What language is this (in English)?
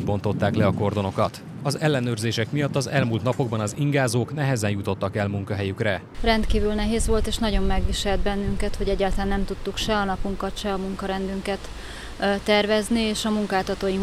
Hungarian